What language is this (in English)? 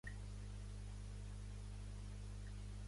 Catalan